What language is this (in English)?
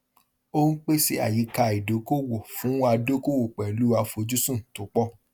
Yoruba